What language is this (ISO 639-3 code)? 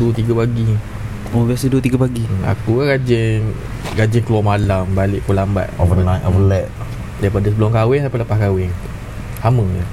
msa